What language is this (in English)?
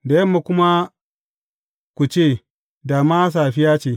Hausa